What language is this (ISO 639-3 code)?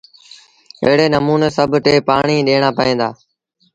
sbn